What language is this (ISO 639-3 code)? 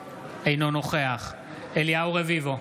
heb